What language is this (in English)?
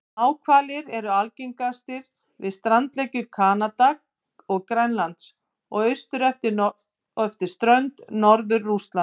Icelandic